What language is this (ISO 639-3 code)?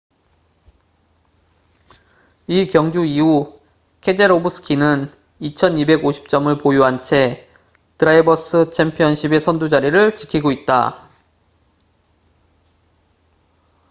kor